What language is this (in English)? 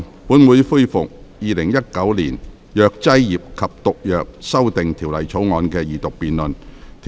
Cantonese